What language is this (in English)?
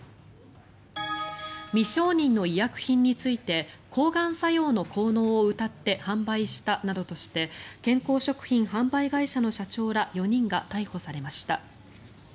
Japanese